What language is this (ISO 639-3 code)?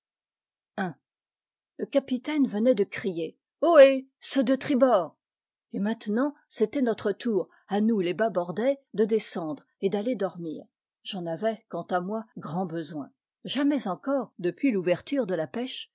fra